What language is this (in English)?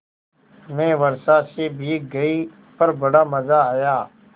Hindi